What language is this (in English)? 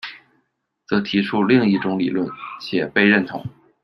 Chinese